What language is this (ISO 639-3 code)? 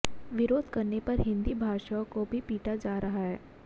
hin